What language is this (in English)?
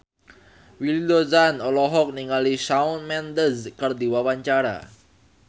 Sundanese